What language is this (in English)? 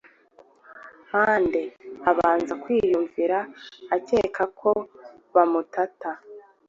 Kinyarwanda